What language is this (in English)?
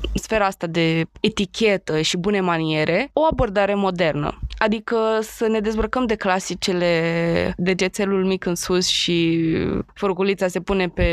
Romanian